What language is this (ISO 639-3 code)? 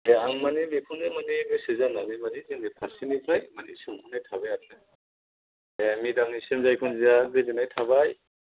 brx